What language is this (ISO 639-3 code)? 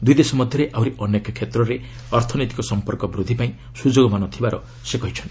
ori